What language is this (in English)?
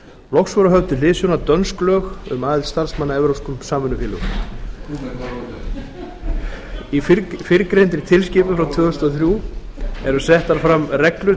Icelandic